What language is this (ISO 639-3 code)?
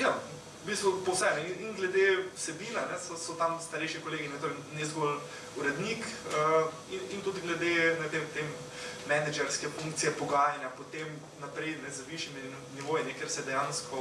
ukr